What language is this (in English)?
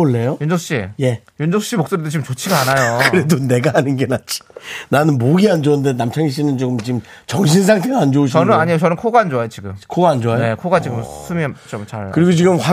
Korean